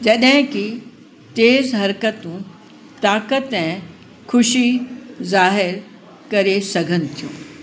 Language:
Sindhi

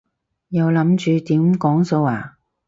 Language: Cantonese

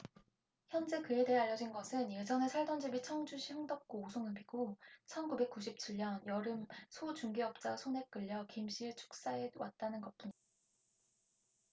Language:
Korean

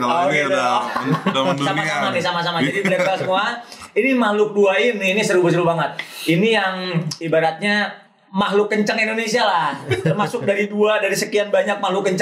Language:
Indonesian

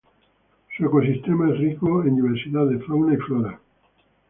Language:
Spanish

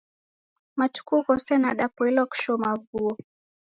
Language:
Taita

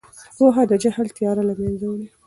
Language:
Pashto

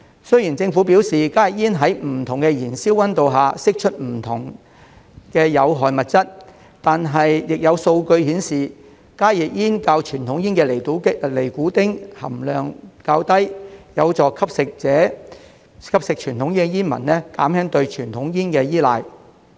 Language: Cantonese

